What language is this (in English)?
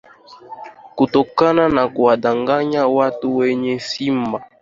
Swahili